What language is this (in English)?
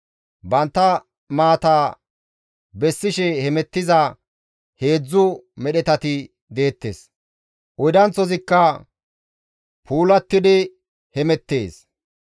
Gamo